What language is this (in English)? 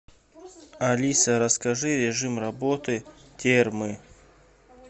Russian